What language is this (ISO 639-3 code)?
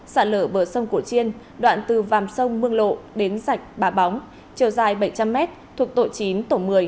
vie